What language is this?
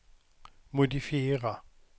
Swedish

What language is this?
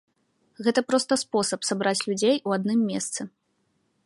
Belarusian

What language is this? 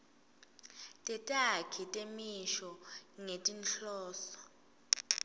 Swati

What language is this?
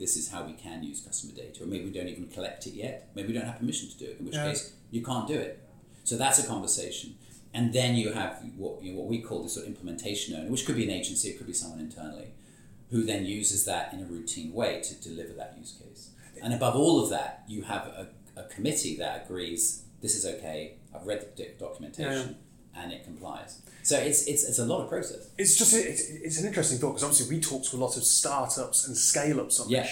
English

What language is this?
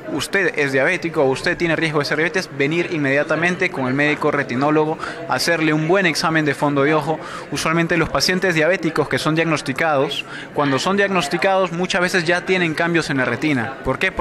Spanish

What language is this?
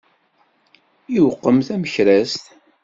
Kabyle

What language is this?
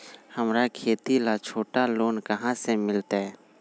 Magahi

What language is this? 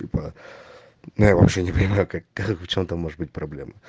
Russian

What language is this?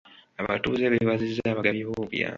Ganda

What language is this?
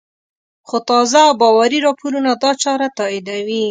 Pashto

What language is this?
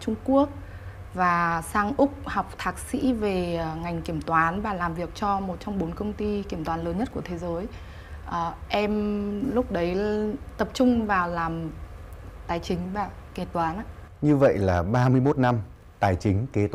Vietnamese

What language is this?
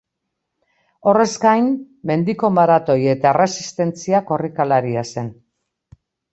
Basque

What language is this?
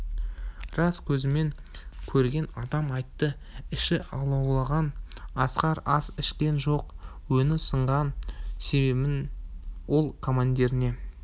Kazakh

